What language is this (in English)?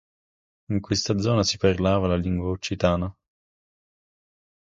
Italian